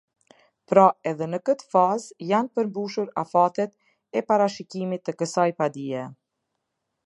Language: Albanian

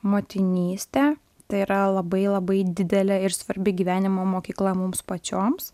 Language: Lithuanian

